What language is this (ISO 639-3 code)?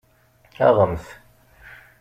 kab